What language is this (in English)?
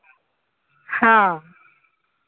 Santali